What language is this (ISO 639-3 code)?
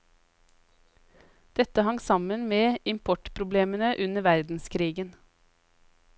nor